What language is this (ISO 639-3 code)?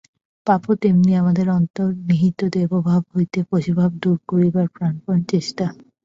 ben